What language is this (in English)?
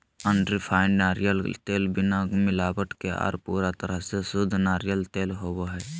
Magahi